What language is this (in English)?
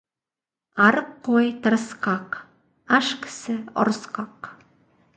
Kazakh